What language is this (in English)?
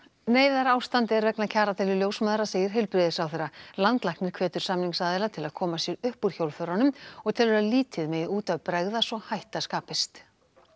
Icelandic